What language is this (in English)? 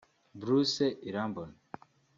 Kinyarwanda